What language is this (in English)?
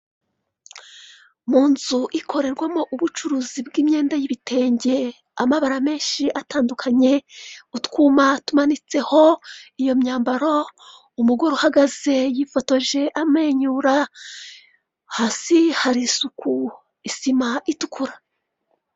Kinyarwanda